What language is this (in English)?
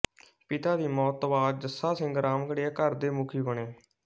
Punjabi